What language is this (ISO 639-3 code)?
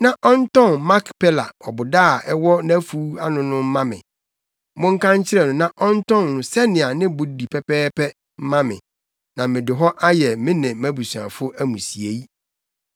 aka